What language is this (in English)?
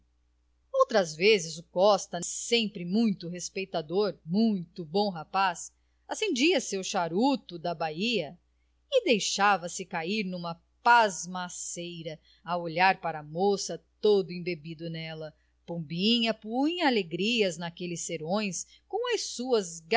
Portuguese